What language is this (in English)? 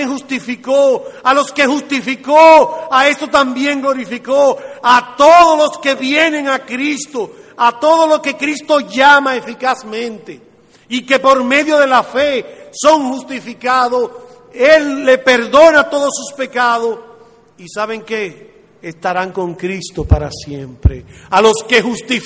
Spanish